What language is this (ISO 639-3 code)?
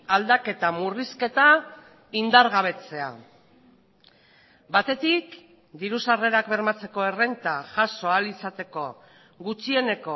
eus